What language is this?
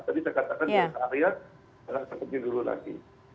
Indonesian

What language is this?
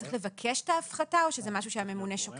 Hebrew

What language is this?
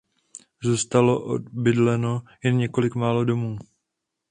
Czech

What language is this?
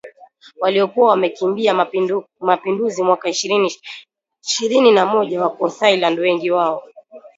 Swahili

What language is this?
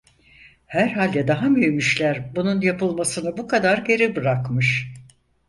Turkish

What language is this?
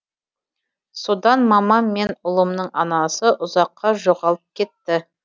Kazakh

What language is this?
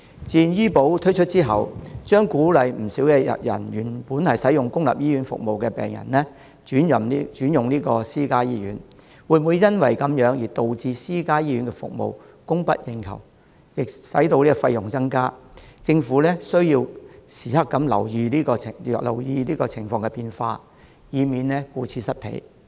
Cantonese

